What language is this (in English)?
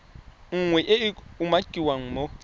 Tswana